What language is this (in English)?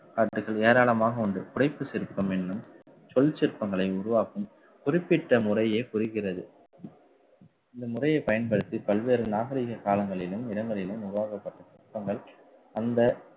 Tamil